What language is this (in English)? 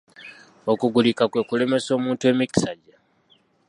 Ganda